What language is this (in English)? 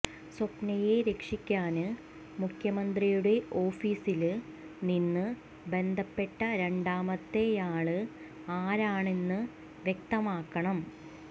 Malayalam